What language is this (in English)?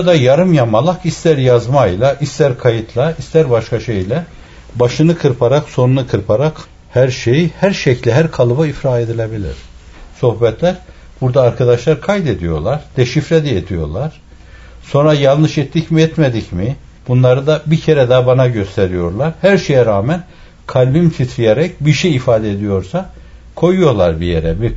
Turkish